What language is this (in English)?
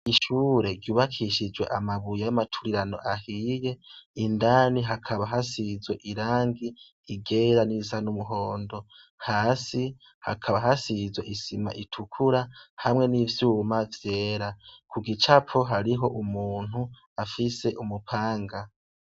Rundi